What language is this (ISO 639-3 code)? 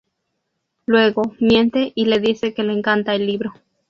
spa